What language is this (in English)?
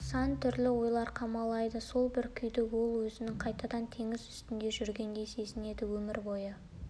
Kazakh